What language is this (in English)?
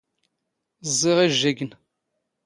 Standard Moroccan Tamazight